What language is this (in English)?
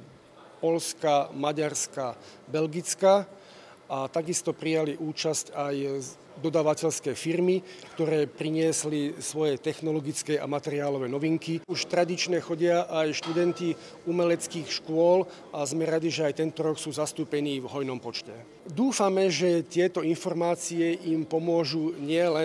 Slovak